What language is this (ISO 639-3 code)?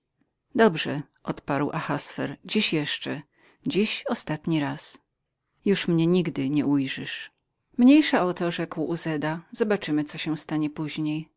pol